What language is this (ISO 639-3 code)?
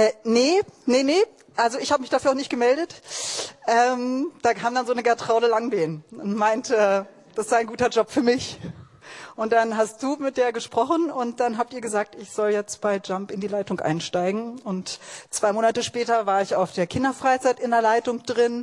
deu